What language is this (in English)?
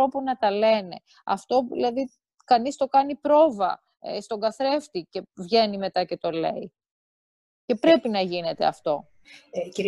Greek